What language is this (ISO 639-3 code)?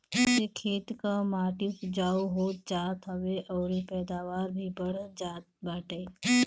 bho